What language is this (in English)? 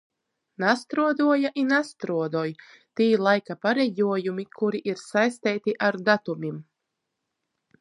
Latgalian